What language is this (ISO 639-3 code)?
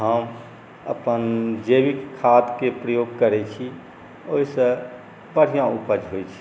mai